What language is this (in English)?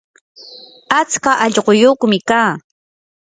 Yanahuanca Pasco Quechua